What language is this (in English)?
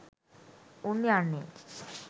Sinhala